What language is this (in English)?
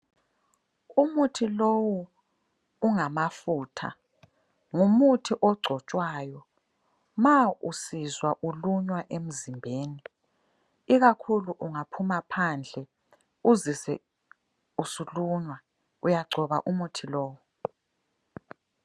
North Ndebele